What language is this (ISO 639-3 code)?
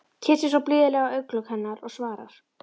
isl